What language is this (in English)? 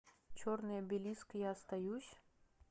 Russian